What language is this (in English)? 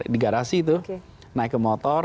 Indonesian